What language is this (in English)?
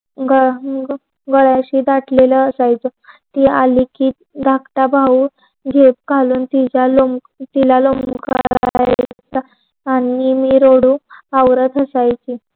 Marathi